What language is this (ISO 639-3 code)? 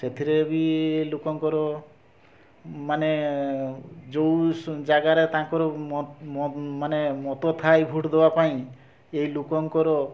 ori